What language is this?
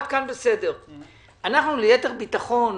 Hebrew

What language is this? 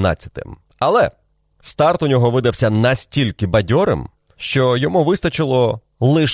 Ukrainian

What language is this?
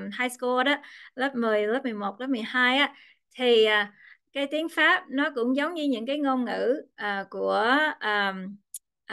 Vietnamese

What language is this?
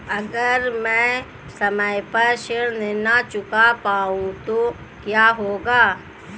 Hindi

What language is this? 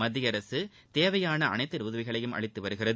Tamil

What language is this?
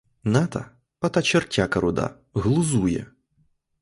Ukrainian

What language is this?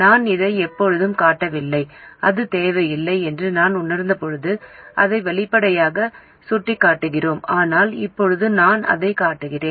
Tamil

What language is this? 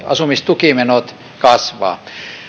Finnish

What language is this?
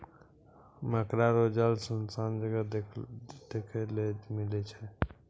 Maithili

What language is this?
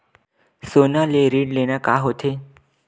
Chhattisgarhi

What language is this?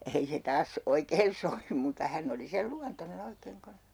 Finnish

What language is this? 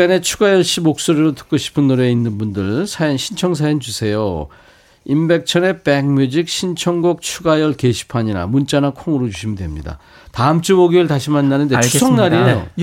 Korean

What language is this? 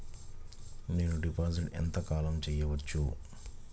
Telugu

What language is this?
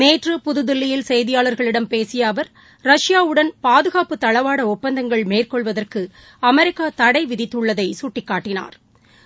Tamil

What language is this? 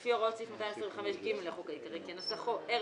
Hebrew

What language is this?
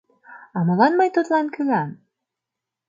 Mari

